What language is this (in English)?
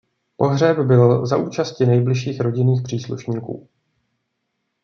Czech